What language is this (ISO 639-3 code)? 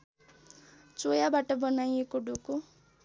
nep